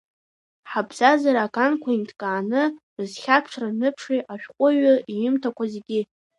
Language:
Abkhazian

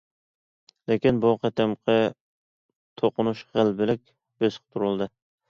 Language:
Uyghur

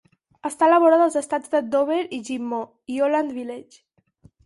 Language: Catalan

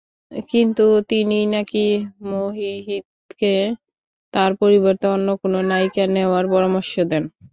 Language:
Bangla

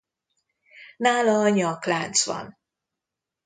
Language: Hungarian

